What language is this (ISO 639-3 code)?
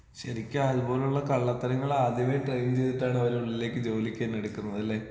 mal